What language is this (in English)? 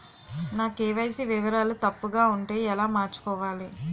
Telugu